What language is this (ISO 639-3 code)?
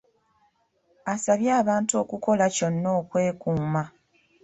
lug